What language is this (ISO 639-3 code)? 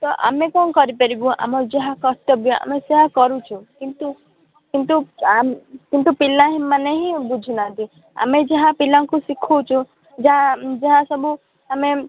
ori